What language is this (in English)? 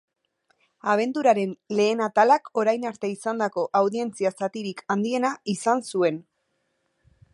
Basque